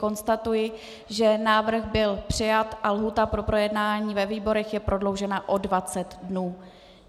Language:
Czech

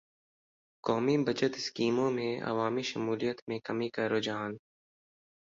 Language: Urdu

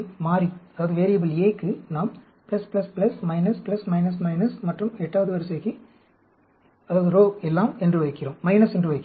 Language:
Tamil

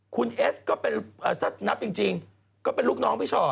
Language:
Thai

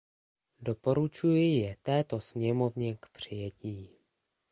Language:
Czech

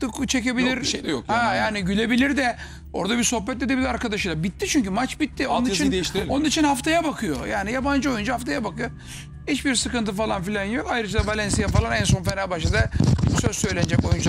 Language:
Turkish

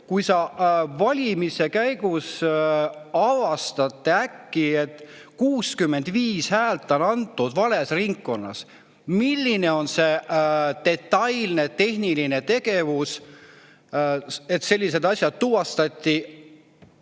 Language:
Estonian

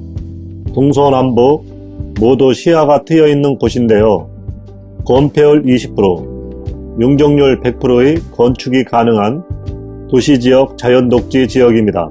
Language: Korean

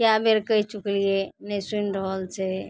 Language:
Maithili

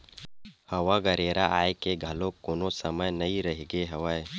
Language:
Chhattisgarhi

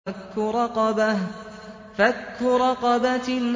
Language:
Arabic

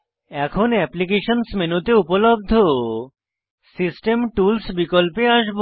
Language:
Bangla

